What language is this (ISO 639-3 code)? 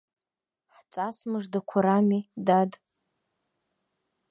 abk